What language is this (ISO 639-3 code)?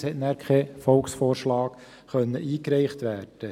gsw